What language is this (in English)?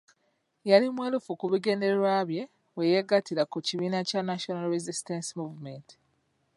Ganda